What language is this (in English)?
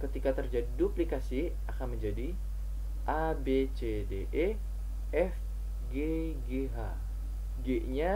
Indonesian